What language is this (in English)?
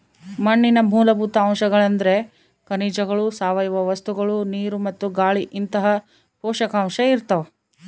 Kannada